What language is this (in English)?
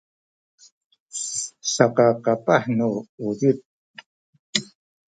Sakizaya